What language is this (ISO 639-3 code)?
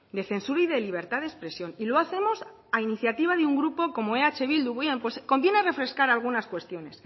spa